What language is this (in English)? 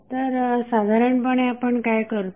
Marathi